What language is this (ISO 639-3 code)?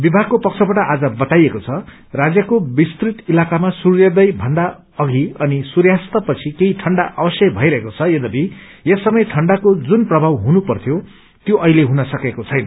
nep